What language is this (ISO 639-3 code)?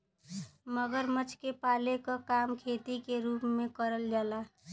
bho